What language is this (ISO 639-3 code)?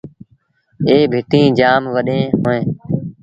sbn